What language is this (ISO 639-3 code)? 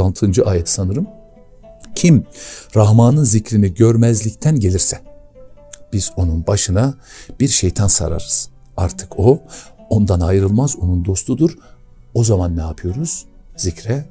tur